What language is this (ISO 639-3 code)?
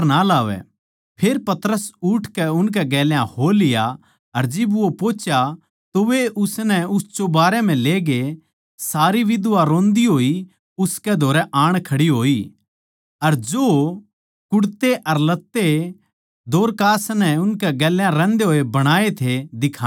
bgc